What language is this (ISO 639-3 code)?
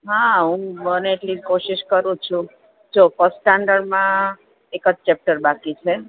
guj